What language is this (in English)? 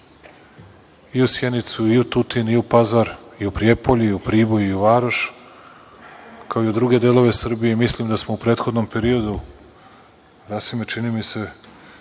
Serbian